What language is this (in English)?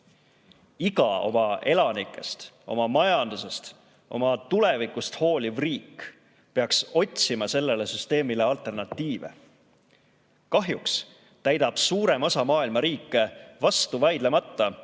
Estonian